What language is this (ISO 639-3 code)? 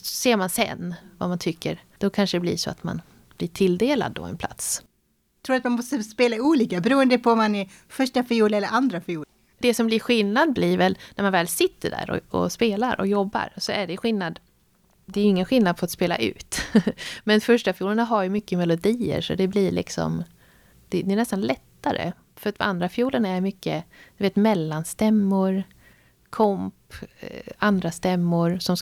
swe